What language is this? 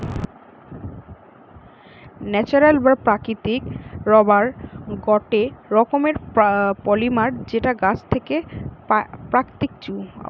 Bangla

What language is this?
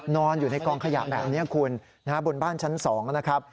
Thai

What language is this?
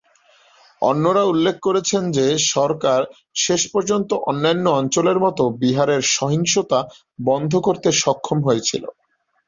Bangla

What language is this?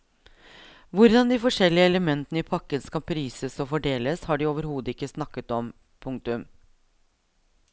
Norwegian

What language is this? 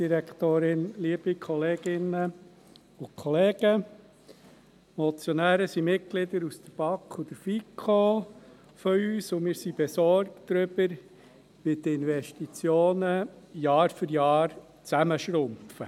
Swiss German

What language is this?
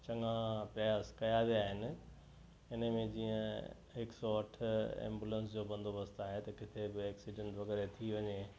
Sindhi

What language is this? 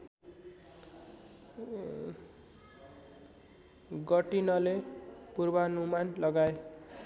Nepali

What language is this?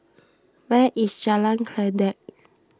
English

